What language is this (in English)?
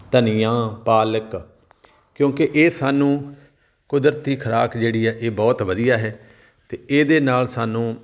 Punjabi